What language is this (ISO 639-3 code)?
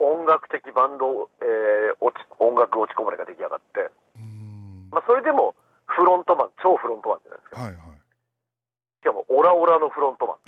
jpn